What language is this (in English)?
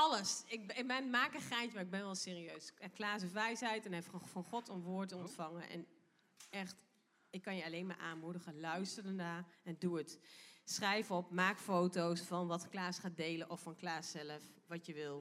Dutch